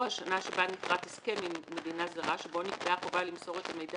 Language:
Hebrew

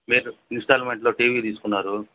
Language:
Telugu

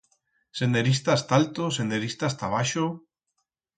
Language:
Aragonese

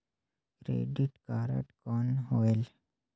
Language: Chhattisgarhi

